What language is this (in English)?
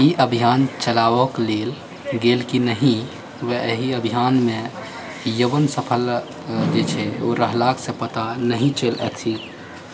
Maithili